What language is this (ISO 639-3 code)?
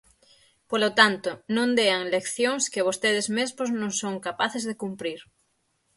glg